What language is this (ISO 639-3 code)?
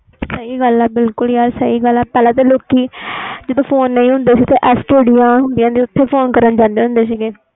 pan